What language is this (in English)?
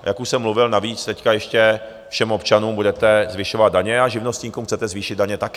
Czech